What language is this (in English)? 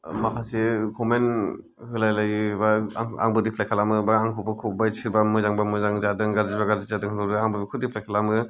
Bodo